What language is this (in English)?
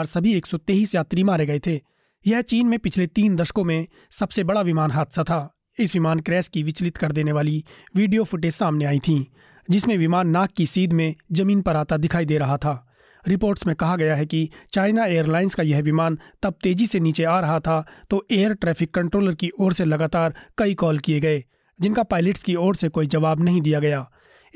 Hindi